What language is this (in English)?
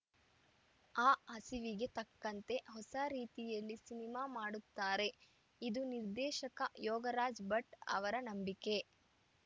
Kannada